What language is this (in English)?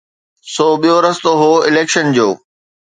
Sindhi